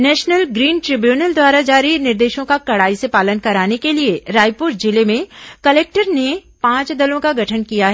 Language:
Hindi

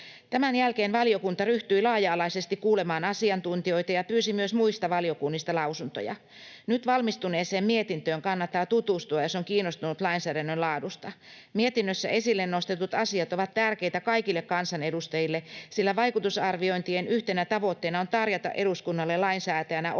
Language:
Finnish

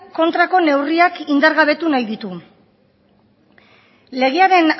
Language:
Basque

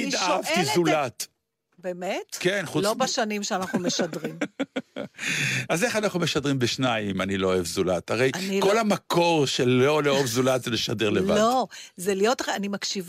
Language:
Hebrew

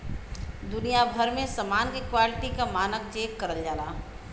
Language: Bhojpuri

